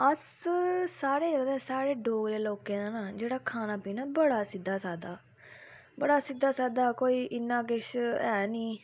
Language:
Dogri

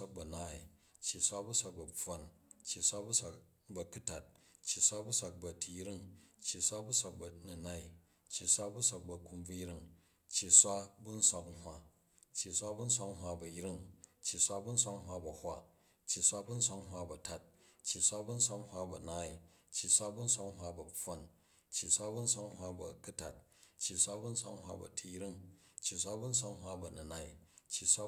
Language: Jju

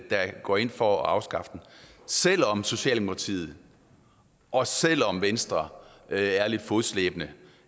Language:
Danish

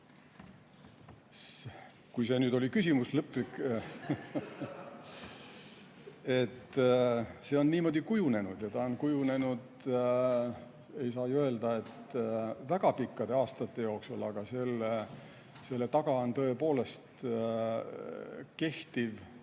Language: Estonian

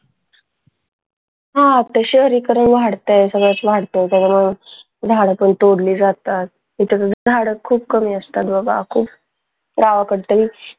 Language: Marathi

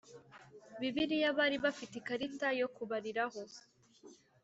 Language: Kinyarwanda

